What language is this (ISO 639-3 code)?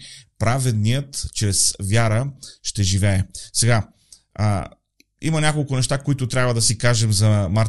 bul